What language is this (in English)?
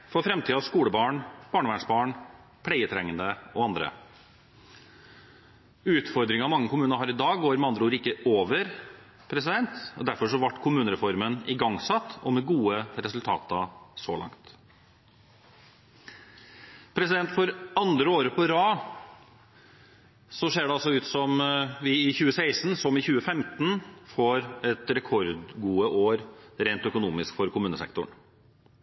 Norwegian Bokmål